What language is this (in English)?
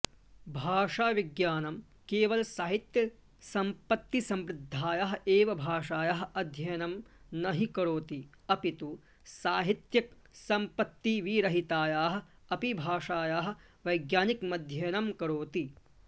Sanskrit